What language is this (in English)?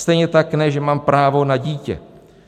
Czech